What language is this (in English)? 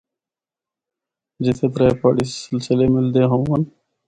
Northern Hindko